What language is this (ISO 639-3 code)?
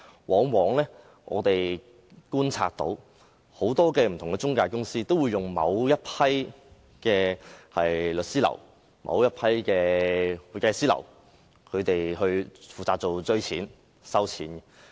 yue